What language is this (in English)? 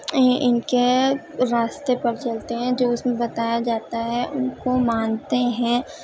Urdu